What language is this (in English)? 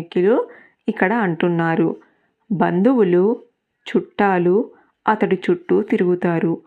Telugu